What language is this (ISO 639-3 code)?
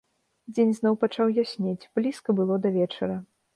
bel